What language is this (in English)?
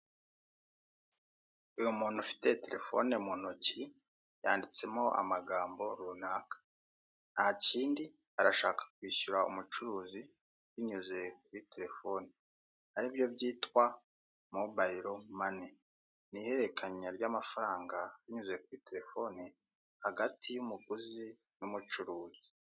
Kinyarwanda